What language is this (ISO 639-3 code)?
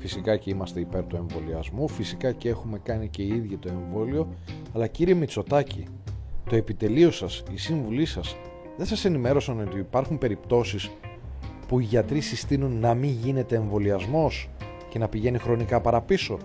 ell